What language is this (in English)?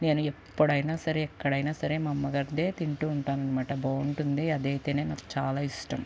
Telugu